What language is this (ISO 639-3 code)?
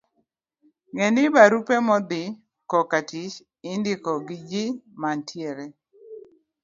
luo